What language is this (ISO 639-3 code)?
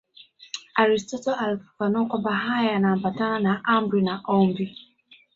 swa